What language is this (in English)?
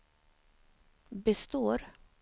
Swedish